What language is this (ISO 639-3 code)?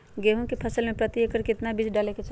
mag